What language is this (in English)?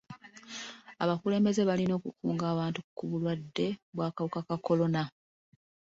Ganda